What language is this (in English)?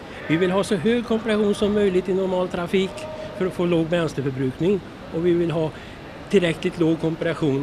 Swedish